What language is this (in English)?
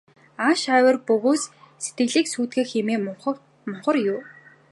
Mongolian